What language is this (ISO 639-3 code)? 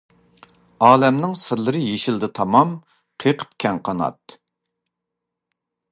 uig